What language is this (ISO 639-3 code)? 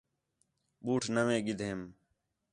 xhe